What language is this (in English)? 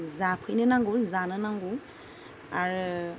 Bodo